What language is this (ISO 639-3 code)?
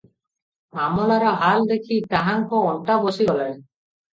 ori